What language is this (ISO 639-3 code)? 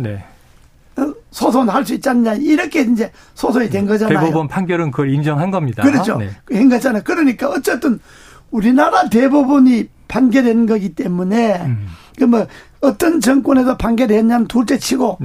kor